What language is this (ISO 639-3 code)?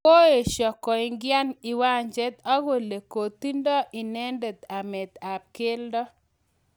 kln